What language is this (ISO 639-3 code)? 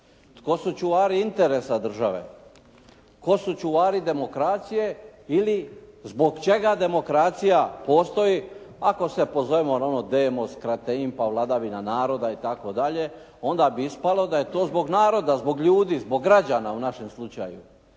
hrv